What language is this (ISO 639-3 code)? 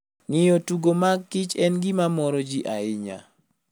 luo